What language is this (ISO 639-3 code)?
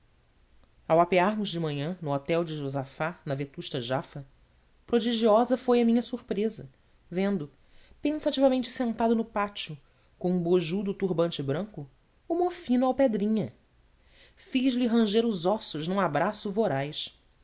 por